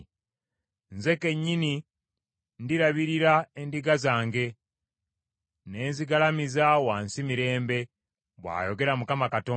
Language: Ganda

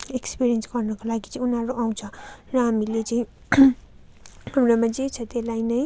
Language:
Nepali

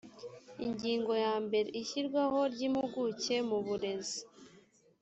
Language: Kinyarwanda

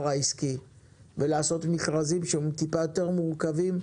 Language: Hebrew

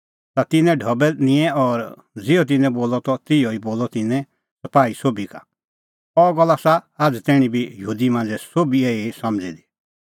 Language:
Kullu Pahari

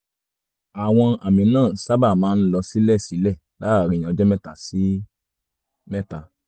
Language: Yoruba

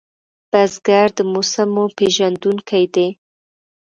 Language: Pashto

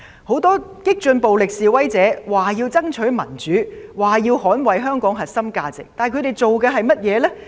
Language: Cantonese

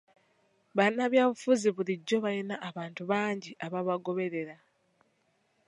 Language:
Ganda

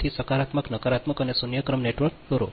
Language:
Gujarati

